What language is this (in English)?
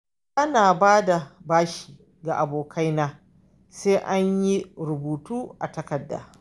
Hausa